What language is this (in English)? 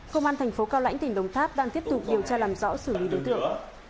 Vietnamese